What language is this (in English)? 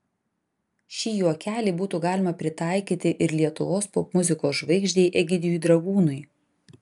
Lithuanian